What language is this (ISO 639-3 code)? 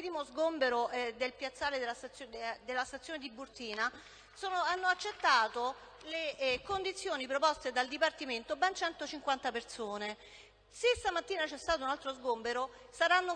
ita